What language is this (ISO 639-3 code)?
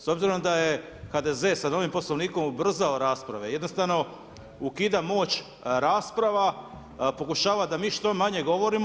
hrv